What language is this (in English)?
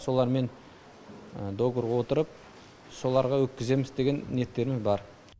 Kazakh